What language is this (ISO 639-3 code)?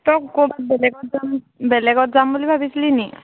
asm